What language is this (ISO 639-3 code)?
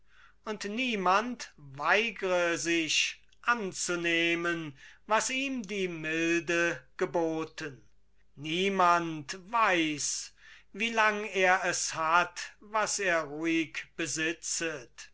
deu